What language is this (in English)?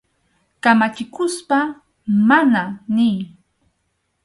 Arequipa-La Unión Quechua